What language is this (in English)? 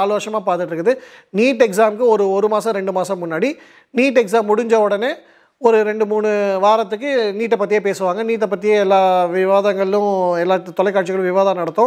Tamil